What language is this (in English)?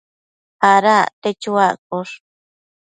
Matsés